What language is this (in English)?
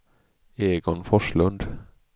Swedish